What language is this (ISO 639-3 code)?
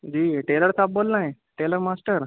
urd